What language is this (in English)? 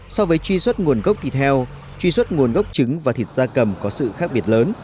Vietnamese